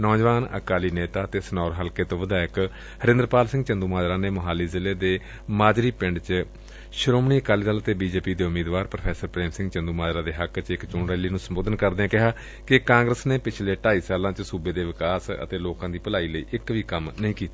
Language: Punjabi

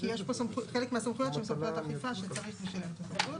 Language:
Hebrew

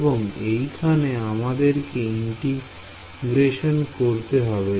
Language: Bangla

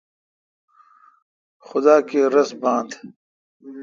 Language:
Kalkoti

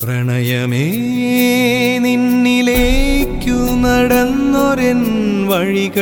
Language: Malayalam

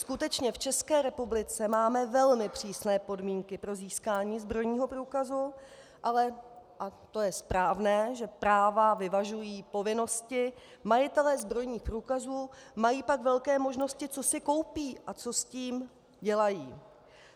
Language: Czech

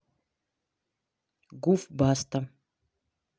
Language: Russian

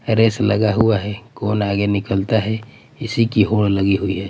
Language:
Hindi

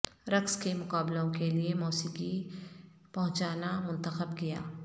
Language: Urdu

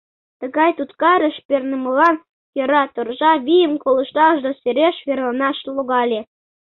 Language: Mari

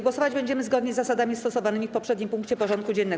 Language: Polish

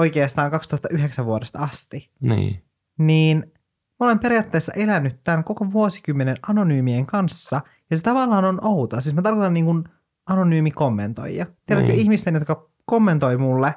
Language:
Finnish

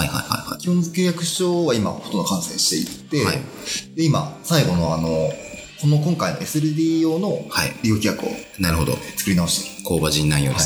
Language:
Japanese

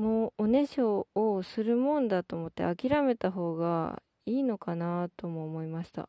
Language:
Japanese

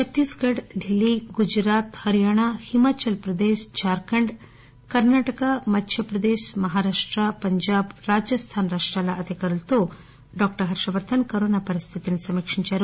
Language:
Telugu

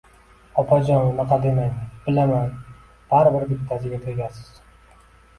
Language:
Uzbek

